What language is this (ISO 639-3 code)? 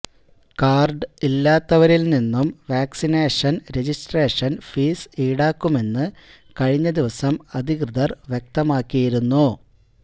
mal